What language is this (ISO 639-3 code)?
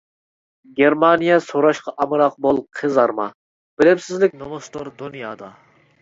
uig